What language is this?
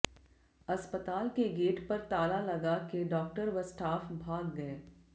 Hindi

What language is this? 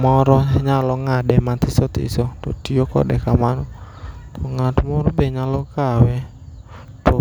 Luo (Kenya and Tanzania)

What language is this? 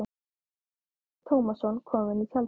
Icelandic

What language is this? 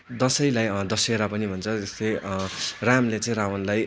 Nepali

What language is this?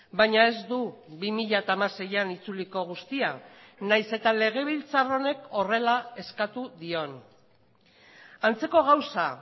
Basque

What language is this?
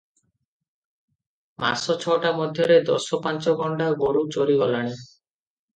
Odia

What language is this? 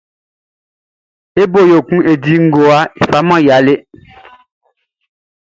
Baoulé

